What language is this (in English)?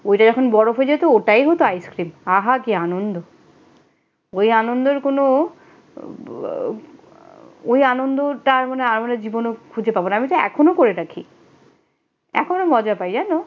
Bangla